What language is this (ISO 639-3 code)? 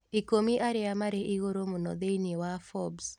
kik